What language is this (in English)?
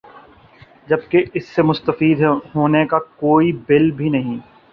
Urdu